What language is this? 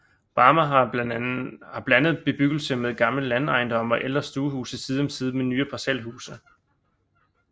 Danish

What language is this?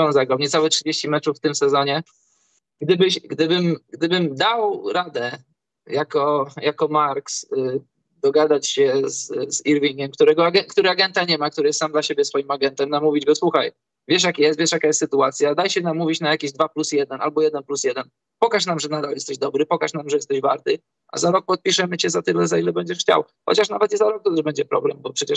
Polish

